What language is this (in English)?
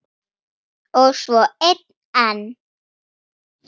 Icelandic